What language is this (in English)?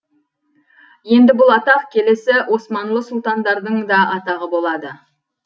Kazakh